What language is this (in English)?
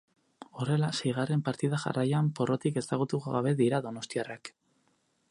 Basque